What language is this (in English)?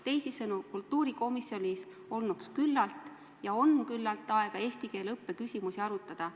Estonian